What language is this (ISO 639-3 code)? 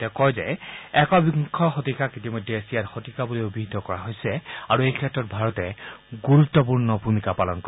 asm